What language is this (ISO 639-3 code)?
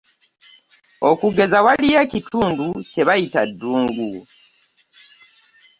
lug